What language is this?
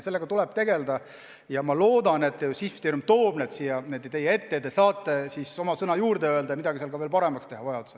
Estonian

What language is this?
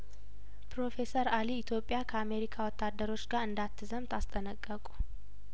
Amharic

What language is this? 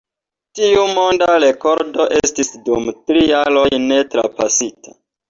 Esperanto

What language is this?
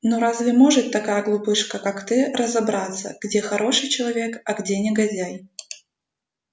Russian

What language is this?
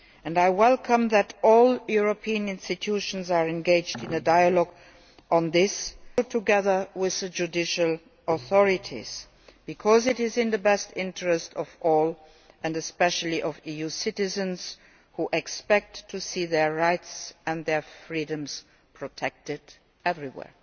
English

